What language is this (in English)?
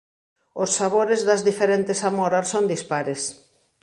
Galician